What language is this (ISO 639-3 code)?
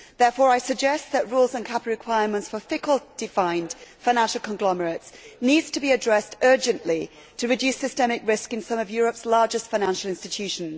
eng